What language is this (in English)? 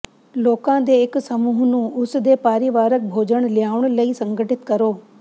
Punjabi